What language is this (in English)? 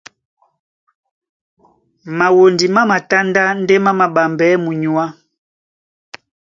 Duala